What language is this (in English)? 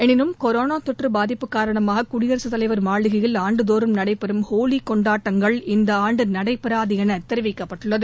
Tamil